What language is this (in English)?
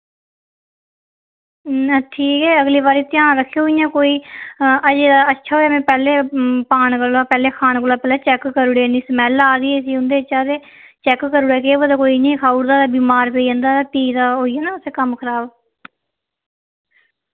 Dogri